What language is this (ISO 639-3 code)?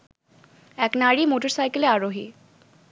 ben